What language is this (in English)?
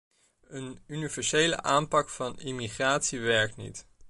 Dutch